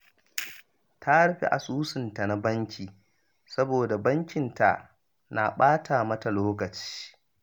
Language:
Hausa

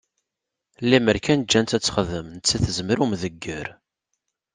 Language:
Kabyle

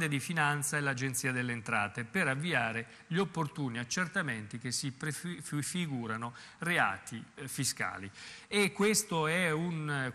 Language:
Italian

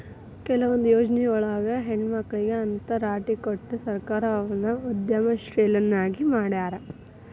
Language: Kannada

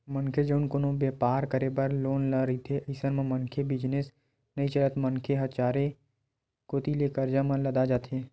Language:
Chhattisgarhi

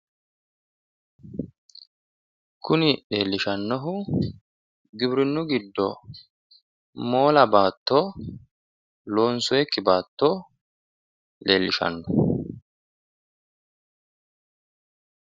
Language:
Sidamo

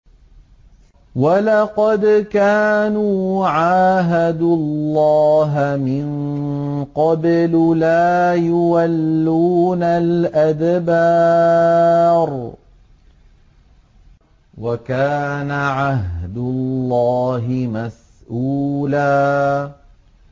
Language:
Arabic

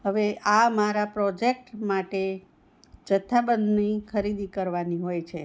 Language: Gujarati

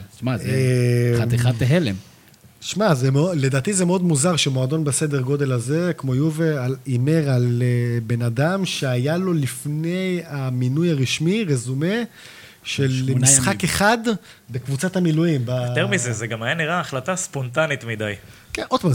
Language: Hebrew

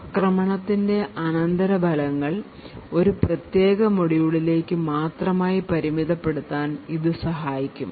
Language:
Malayalam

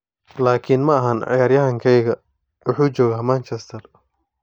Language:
Somali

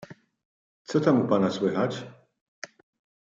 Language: Polish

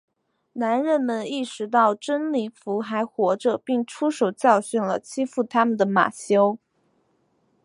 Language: Chinese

